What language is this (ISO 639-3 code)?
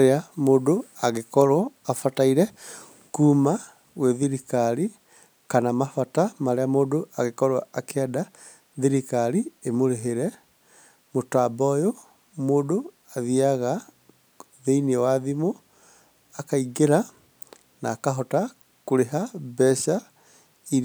kik